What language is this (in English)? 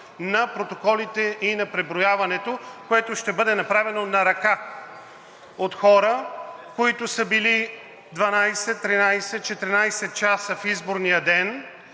Bulgarian